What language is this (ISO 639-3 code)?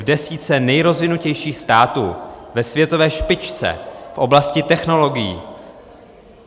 ces